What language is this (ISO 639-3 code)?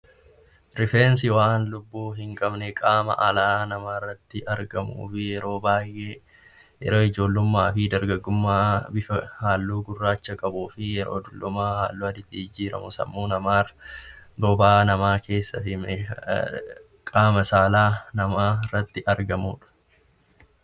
orm